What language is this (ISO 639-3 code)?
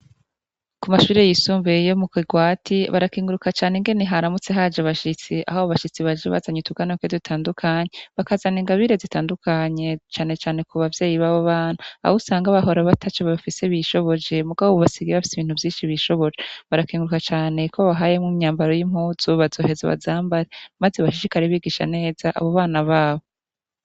run